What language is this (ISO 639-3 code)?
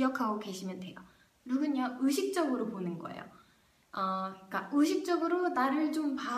kor